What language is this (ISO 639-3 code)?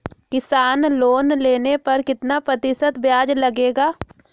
mag